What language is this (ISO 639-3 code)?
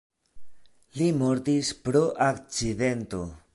epo